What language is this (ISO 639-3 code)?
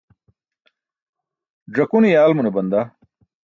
bsk